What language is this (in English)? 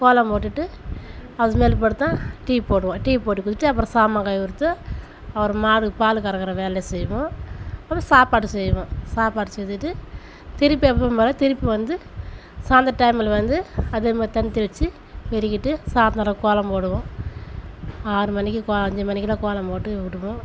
Tamil